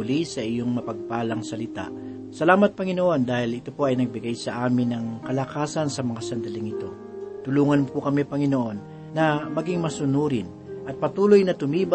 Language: Filipino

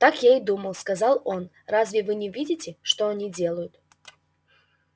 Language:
Russian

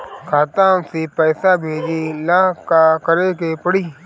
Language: Bhojpuri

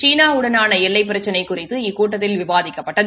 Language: Tamil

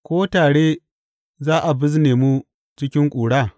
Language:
Hausa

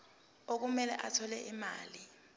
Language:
Zulu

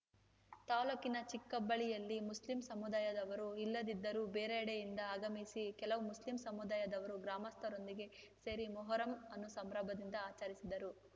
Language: Kannada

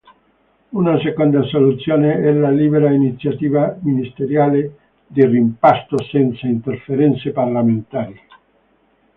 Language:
Italian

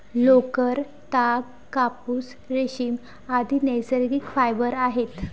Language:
Marathi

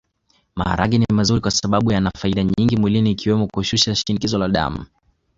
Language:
Swahili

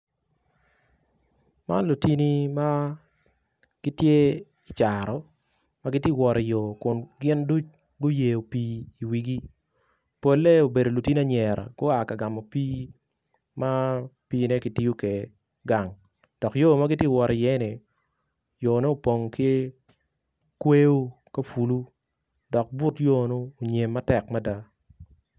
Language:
Acoli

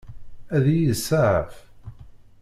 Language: Kabyle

